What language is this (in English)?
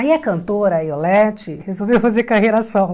Portuguese